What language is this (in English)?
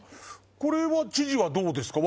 Japanese